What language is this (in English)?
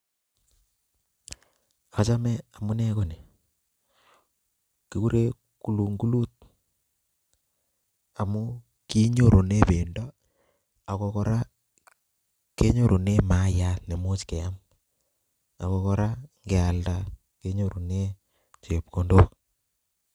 Kalenjin